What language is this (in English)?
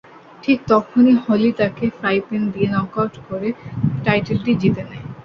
Bangla